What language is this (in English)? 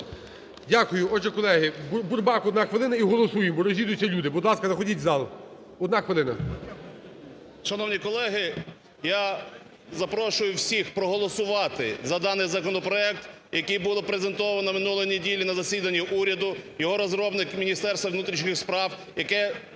Ukrainian